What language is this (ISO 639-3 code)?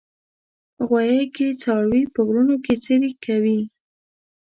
pus